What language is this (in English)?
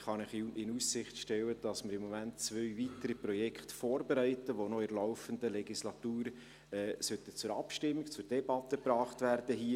Swiss German